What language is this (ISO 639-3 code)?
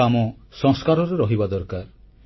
ori